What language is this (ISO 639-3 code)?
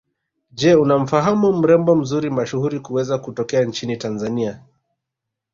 swa